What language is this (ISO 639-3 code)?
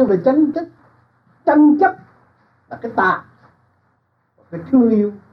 vie